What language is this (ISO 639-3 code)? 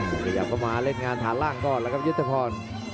tha